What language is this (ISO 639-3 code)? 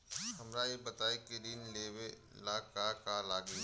bho